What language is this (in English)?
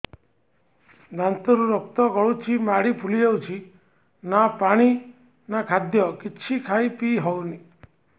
Odia